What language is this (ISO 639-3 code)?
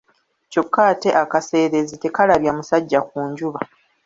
lug